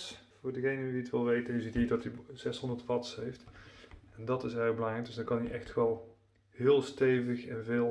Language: Dutch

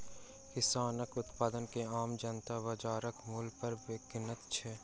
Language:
Maithili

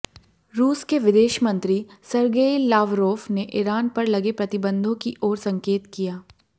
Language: Hindi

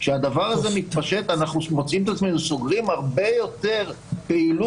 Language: Hebrew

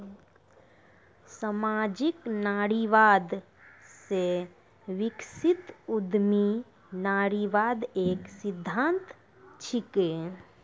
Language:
Maithili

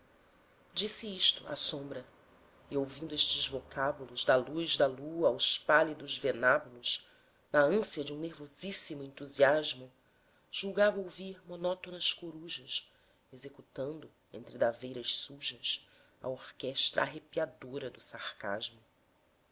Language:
Portuguese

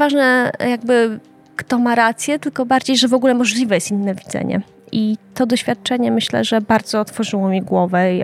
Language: Polish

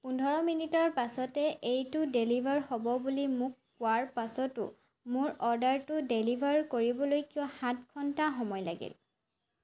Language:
Assamese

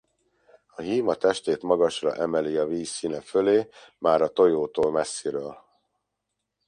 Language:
Hungarian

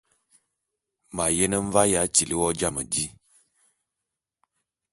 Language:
Bulu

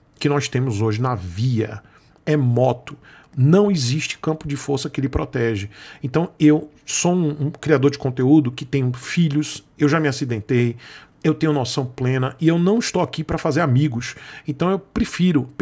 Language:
Portuguese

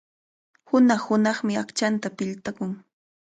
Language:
Cajatambo North Lima Quechua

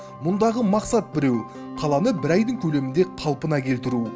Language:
Kazakh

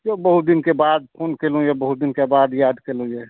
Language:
Maithili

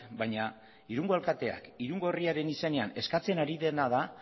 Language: Basque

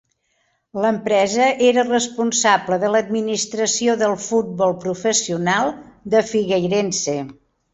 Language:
Catalan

